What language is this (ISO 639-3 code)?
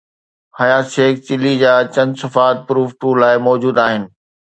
snd